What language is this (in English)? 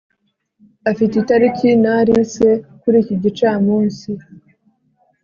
Kinyarwanda